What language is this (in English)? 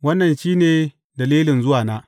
Hausa